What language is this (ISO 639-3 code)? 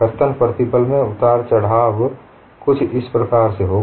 hin